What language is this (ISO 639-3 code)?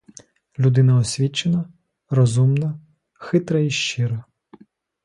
ukr